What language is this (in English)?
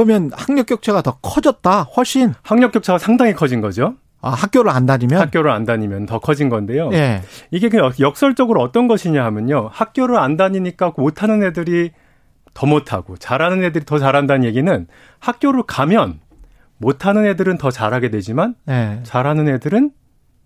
Korean